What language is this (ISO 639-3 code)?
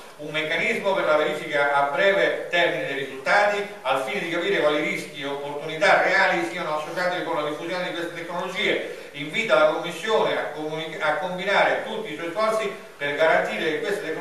ita